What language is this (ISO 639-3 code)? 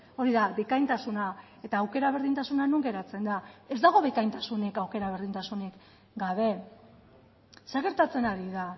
eus